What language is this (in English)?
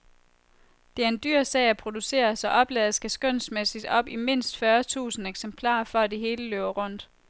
Danish